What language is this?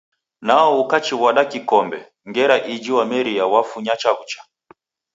Taita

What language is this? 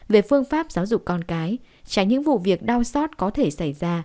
Vietnamese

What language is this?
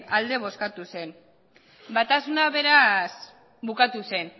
Basque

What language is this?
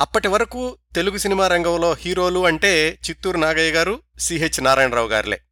Telugu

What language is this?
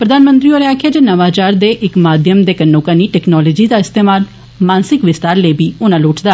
Dogri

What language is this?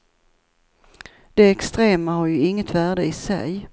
Swedish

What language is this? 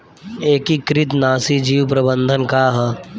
Bhojpuri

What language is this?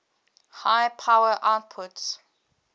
English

